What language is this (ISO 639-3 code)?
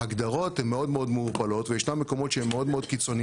heb